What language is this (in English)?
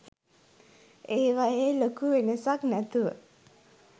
Sinhala